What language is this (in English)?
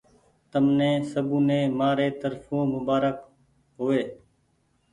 Goaria